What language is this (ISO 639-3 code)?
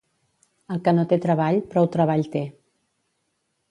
cat